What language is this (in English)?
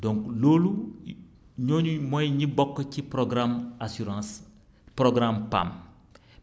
Wolof